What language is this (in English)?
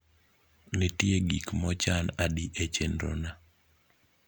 Luo (Kenya and Tanzania)